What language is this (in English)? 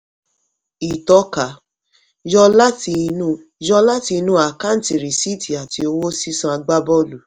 Yoruba